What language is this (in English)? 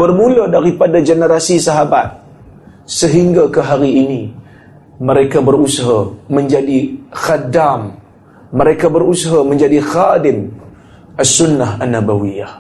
Malay